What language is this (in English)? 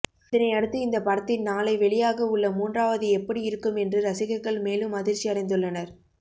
Tamil